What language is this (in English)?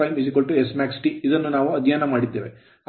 Kannada